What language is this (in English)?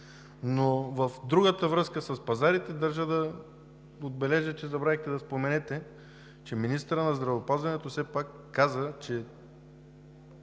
Bulgarian